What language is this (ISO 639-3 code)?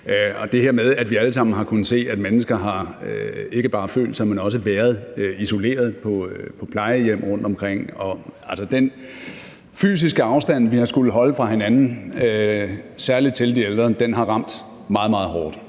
dan